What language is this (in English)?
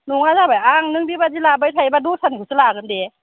Bodo